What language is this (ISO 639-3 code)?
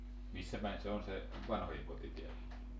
fin